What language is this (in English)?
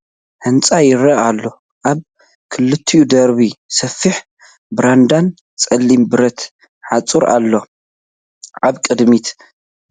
Tigrinya